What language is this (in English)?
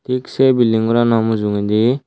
Chakma